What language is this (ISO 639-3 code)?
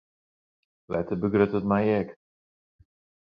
fry